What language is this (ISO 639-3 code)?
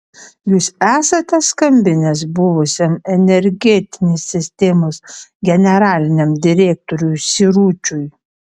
lit